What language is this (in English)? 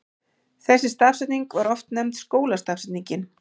Icelandic